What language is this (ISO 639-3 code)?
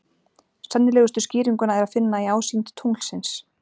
isl